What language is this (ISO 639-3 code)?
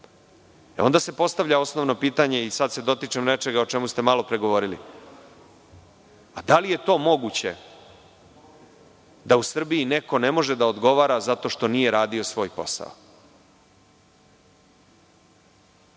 srp